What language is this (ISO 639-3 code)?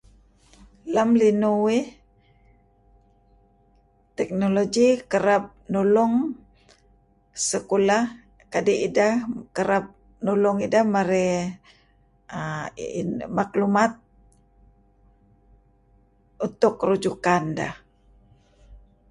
kzi